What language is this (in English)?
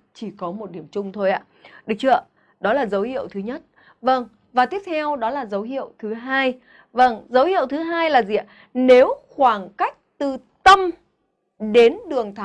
Vietnamese